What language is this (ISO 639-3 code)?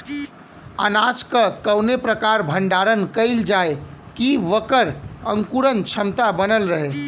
bho